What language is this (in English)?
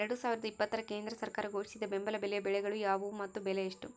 Kannada